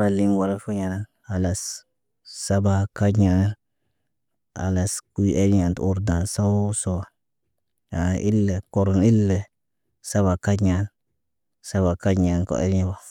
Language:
Naba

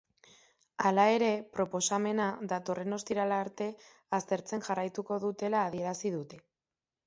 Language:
Basque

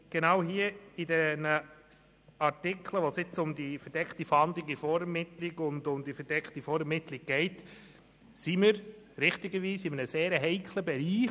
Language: Swiss German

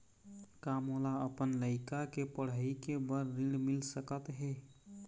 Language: Chhattisgarhi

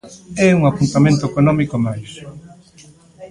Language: Galician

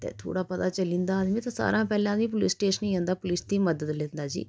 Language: Dogri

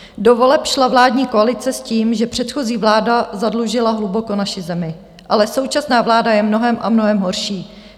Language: Czech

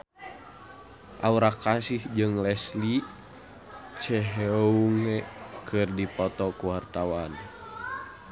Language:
Sundanese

